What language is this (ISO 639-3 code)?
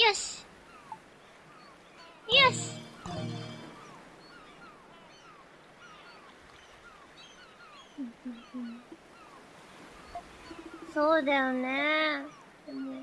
jpn